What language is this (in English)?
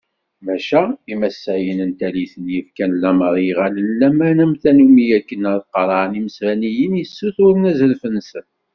Kabyle